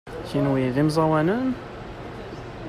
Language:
Kabyle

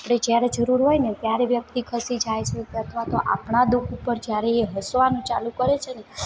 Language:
Gujarati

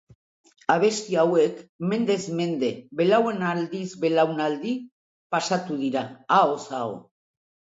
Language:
Basque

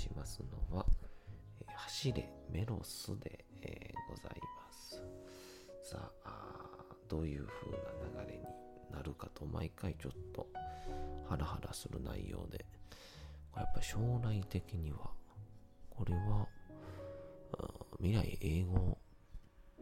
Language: Japanese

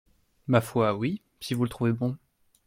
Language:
French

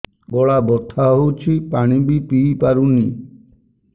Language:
Odia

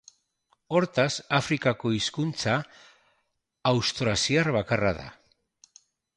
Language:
Basque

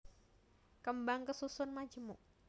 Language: Javanese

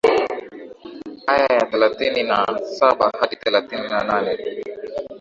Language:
Swahili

